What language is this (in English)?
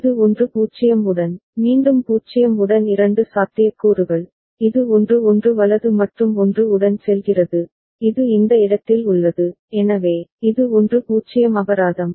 Tamil